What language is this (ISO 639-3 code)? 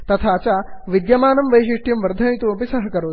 san